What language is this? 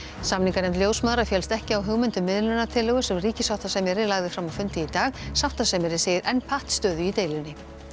Icelandic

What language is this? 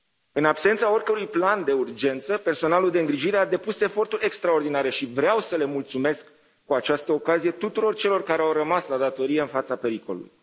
Romanian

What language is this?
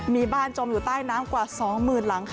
Thai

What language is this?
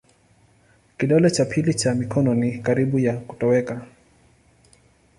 Swahili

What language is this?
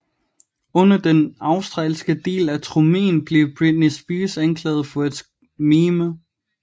Danish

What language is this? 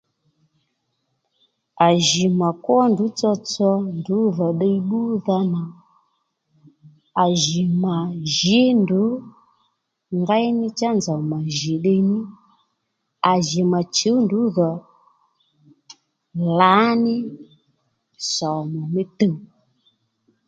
Lendu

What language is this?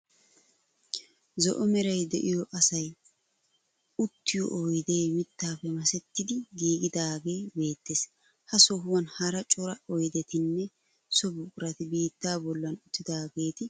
Wolaytta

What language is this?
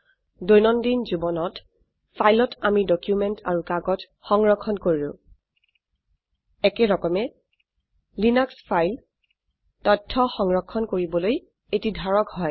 Assamese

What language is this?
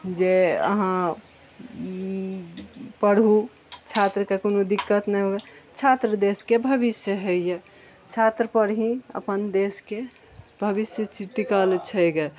Maithili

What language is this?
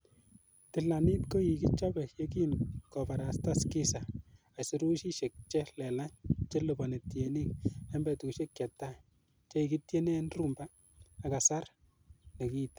Kalenjin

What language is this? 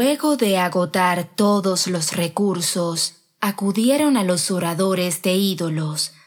Spanish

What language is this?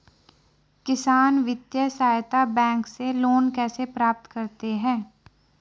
Hindi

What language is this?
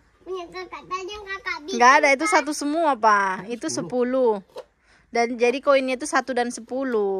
Indonesian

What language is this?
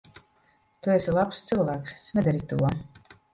Latvian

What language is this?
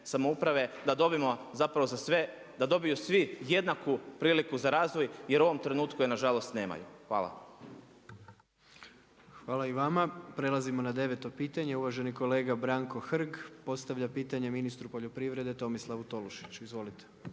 Croatian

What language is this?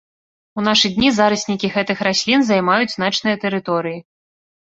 Belarusian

